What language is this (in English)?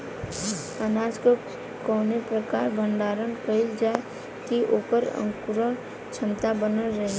Bhojpuri